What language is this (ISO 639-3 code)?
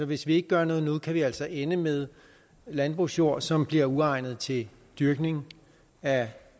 dan